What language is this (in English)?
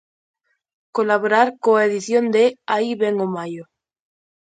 Galician